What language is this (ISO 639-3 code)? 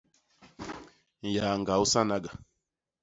bas